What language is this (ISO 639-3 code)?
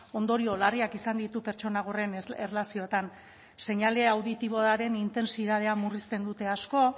eus